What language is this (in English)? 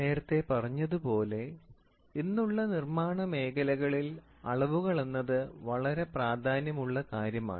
Malayalam